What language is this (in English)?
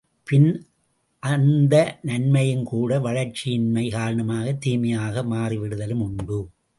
Tamil